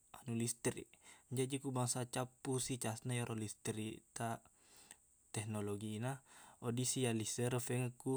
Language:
Buginese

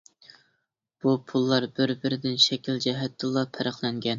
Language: Uyghur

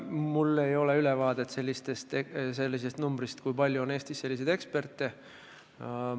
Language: Estonian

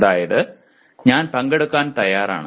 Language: Malayalam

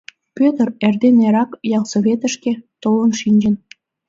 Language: Mari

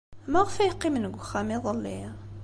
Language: Kabyle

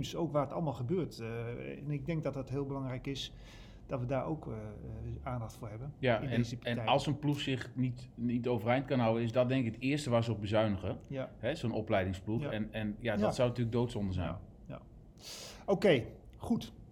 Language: Dutch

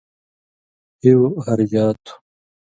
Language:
Indus Kohistani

